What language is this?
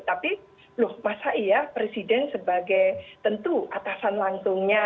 Indonesian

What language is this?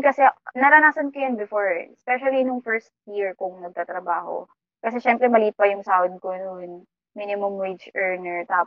Filipino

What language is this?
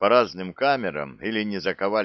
Russian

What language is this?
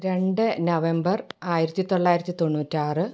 Malayalam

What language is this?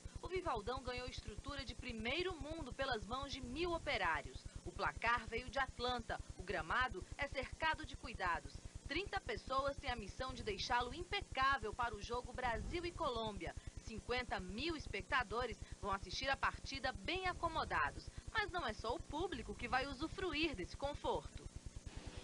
Portuguese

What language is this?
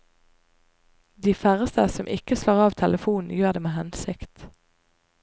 Norwegian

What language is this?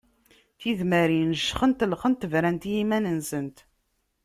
Kabyle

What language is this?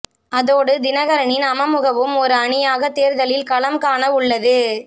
Tamil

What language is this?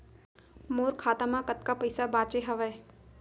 Chhattisgarhi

